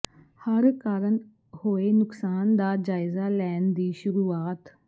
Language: Punjabi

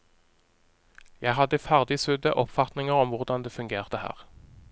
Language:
Norwegian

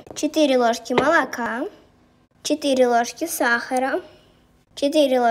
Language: Russian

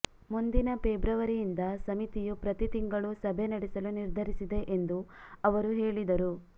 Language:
Kannada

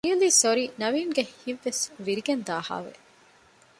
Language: Divehi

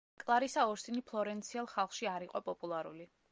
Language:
Georgian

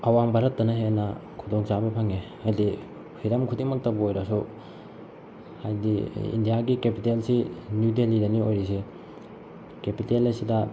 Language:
Manipuri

